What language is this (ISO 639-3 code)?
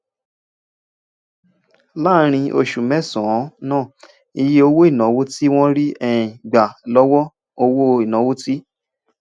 yor